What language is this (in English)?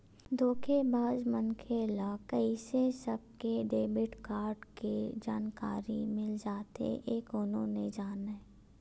Chhattisgarhi